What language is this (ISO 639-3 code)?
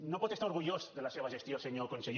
cat